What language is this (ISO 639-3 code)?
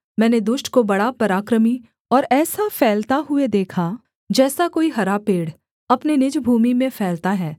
hin